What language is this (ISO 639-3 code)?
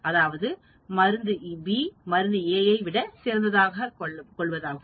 tam